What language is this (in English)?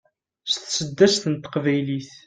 Kabyle